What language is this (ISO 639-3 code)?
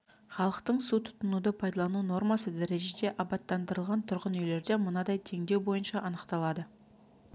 kaz